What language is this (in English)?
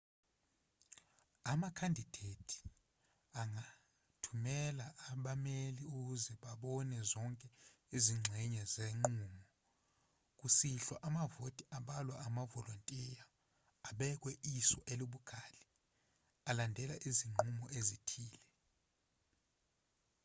Zulu